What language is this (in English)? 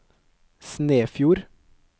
Norwegian